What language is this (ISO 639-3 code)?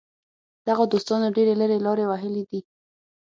pus